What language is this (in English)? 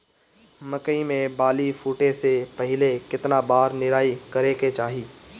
Bhojpuri